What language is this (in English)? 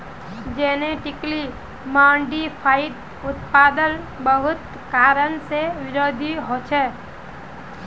Magahi